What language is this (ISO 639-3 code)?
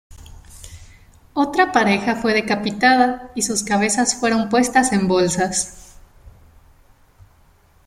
spa